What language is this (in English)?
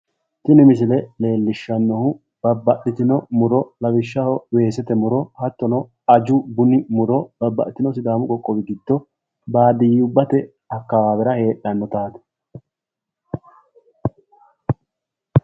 Sidamo